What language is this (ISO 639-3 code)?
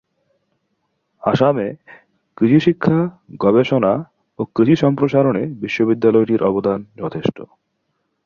ben